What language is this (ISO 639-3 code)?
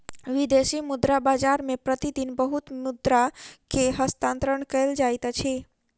mai